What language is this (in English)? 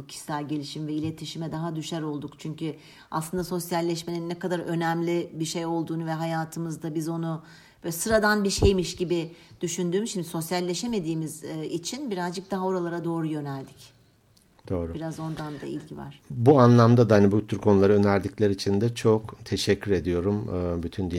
Turkish